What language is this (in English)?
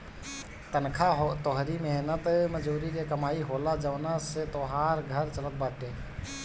Bhojpuri